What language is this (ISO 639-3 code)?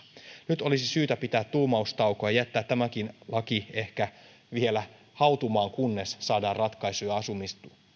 fin